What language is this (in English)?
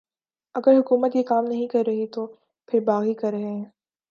Urdu